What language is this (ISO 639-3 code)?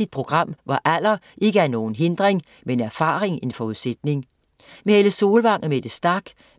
dan